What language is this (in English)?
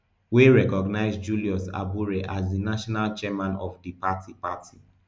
Nigerian Pidgin